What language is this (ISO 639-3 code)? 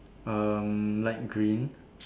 eng